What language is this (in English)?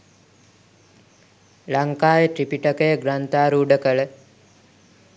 Sinhala